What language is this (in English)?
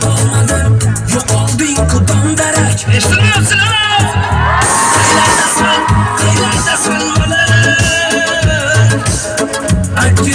Arabic